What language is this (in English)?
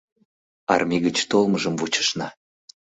Mari